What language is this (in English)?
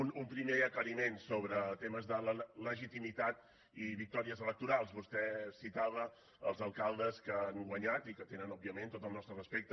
Catalan